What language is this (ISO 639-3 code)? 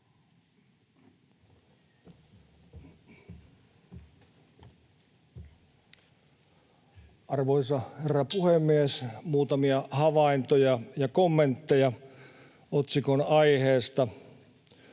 fin